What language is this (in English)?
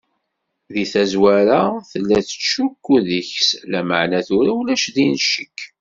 Kabyle